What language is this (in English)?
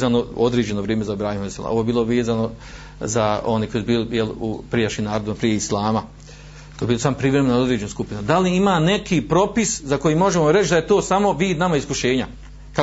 Croatian